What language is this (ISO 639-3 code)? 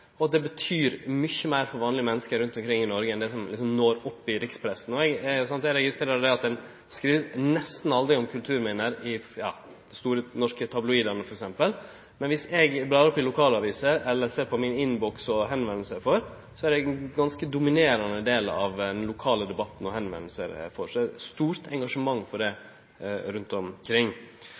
nno